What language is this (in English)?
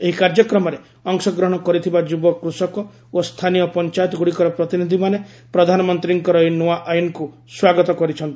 Odia